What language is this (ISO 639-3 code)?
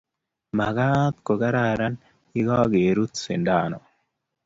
kln